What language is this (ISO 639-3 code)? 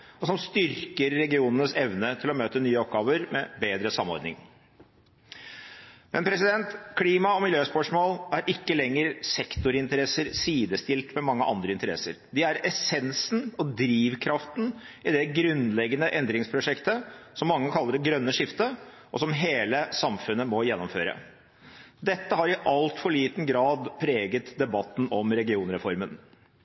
nob